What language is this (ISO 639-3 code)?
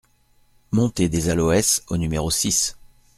fra